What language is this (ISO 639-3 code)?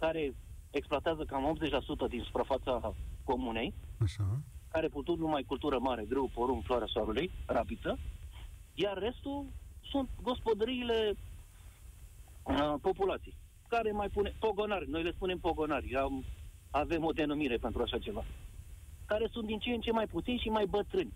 ron